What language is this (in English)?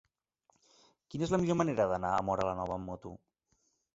Catalan